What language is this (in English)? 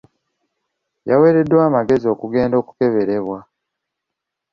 Ganda